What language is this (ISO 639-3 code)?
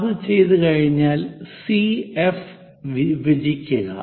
mal